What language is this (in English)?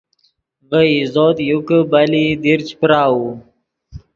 Yidgha